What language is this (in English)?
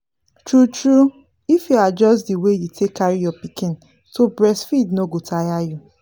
Nigerian Pidgin